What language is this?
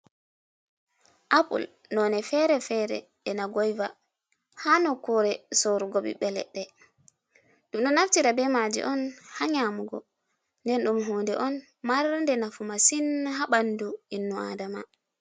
Fula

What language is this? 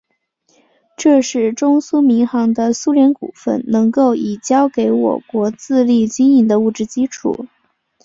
Chinese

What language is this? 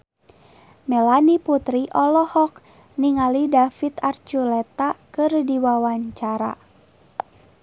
Sundanese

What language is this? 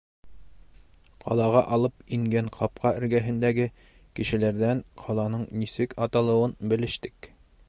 Bashkir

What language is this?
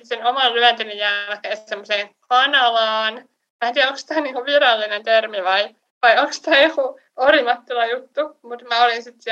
Finnish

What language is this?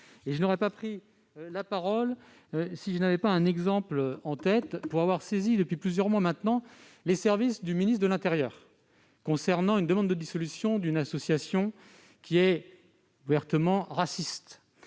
French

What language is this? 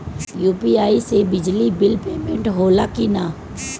Bhojpuri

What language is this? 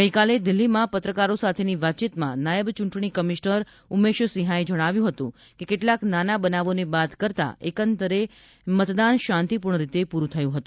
Gujarati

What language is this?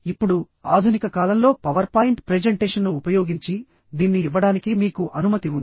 Telugu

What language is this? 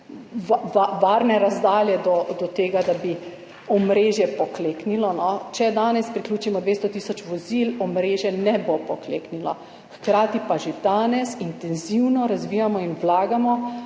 Slovenian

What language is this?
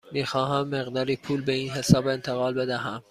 Persian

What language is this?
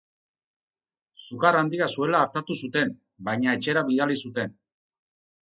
Basque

